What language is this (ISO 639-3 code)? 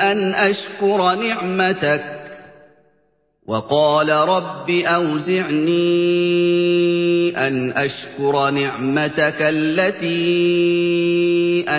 ara